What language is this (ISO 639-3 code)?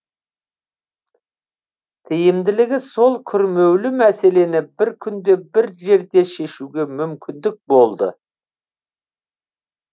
kaz